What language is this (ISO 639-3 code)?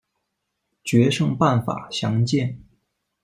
zho